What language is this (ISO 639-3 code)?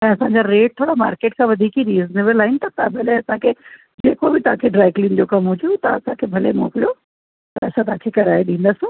snd